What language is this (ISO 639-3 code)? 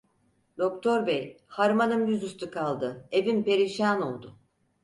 tur